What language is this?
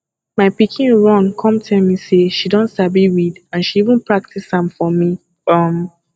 Nigerian Pidgin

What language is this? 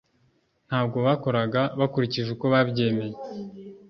Kinyarwanda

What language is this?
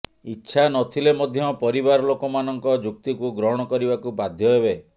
Odia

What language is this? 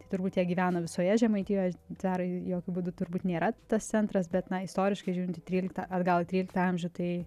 Lithuanian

